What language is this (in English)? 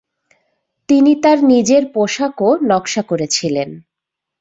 Bangla